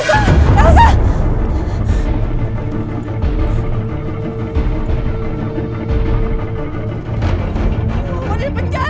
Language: Indonesian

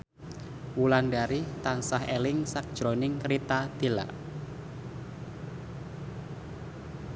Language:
Javanese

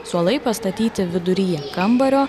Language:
Lithuanian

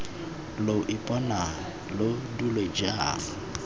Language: Tswana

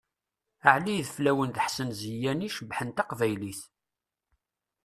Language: Kabyle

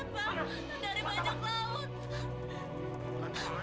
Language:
Indonesian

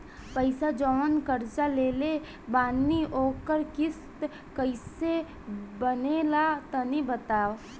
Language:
Bhojpuri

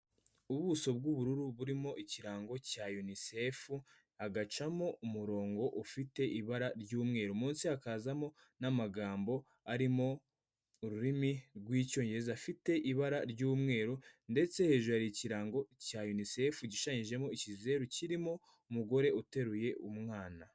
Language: Kinyarwanda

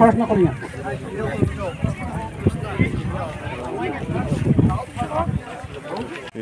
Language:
Thai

